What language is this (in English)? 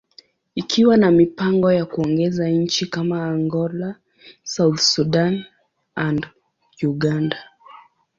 Swahili